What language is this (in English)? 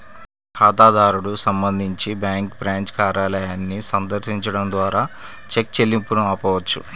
Telugu